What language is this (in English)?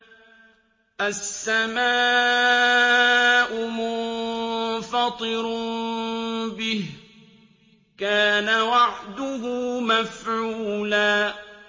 Arabic